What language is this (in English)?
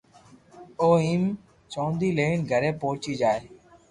Loarki